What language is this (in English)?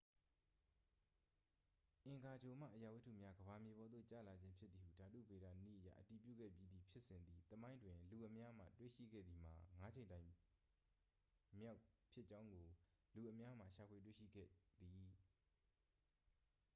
Burmese